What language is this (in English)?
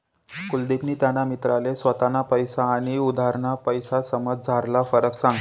Marathi